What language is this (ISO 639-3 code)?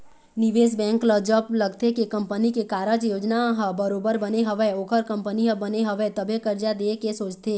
hne